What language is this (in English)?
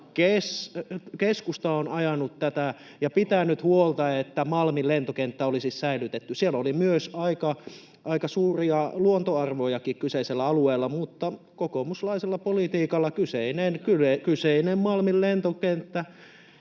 Finnish